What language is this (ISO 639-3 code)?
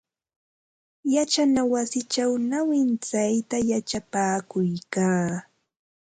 qva